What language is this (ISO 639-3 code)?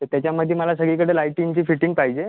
mar